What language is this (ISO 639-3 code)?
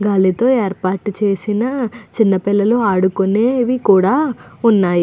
tel